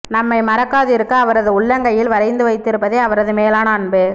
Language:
Tamil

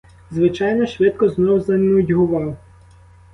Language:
Ukrainian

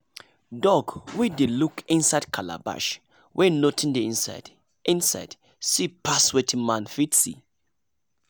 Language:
Nigerian Pidgin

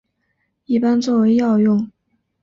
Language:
Chinese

